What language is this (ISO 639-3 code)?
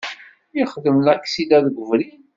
kab